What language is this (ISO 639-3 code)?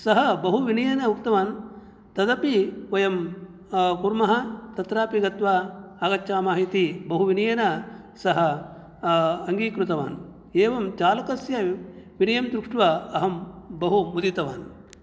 san